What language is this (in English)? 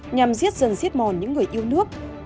Vietnamese